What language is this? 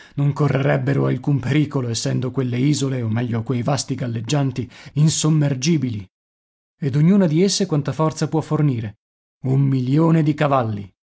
Italian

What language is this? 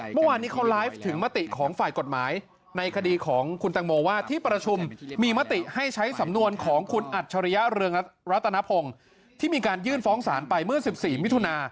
Thai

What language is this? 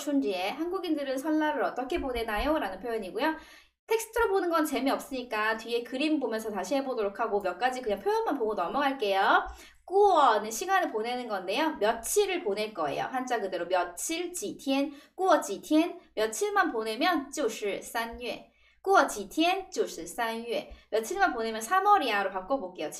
Korean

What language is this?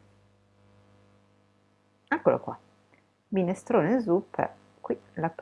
Italian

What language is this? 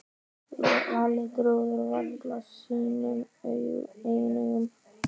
Icelandic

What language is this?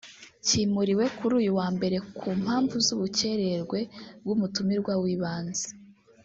Kinyarwanda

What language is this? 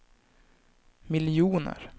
Swedish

